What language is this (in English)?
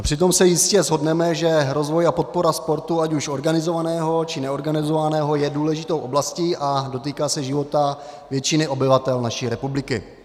Czech